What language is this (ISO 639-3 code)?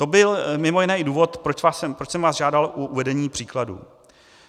ces